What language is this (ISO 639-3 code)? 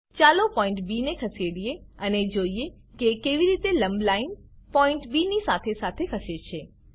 guj